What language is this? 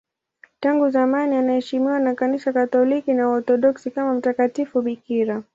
Swahili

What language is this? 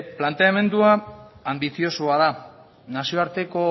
Basque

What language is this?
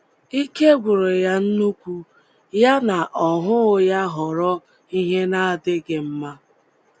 Igbo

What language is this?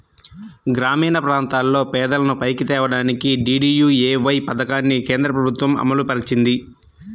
Telugu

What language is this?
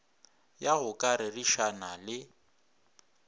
Northern Sotho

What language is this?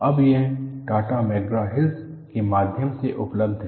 Hindi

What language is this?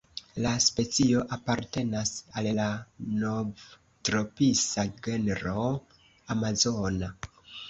Esperanto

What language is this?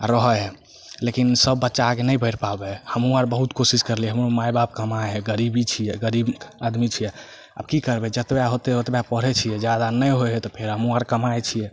Maithili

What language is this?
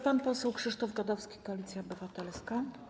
Polish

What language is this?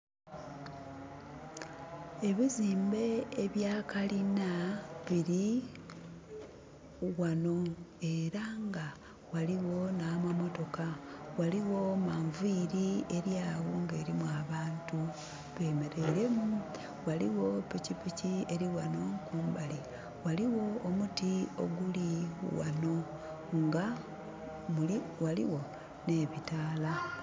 Soga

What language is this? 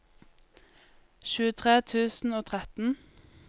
Norwegian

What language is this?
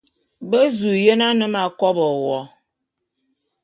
Bulu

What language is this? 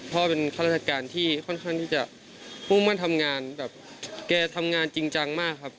Thai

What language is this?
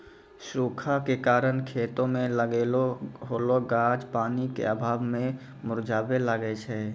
Maithili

